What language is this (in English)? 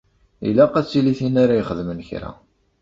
Kabyle